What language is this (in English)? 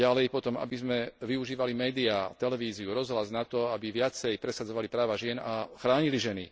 Slovak